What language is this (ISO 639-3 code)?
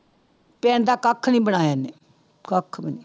pan